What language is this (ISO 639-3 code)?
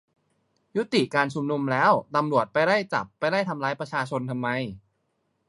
tha